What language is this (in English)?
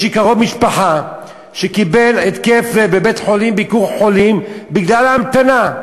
Hebrew